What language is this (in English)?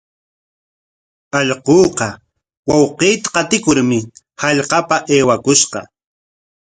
Corongo Ancash Quechua